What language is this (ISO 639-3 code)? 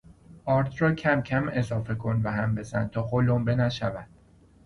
fas